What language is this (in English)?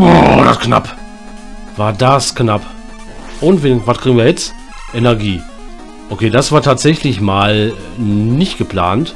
German